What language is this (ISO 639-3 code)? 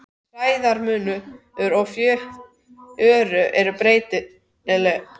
isl